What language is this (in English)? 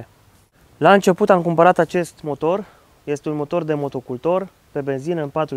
Romanian